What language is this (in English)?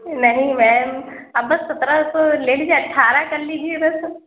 Urdu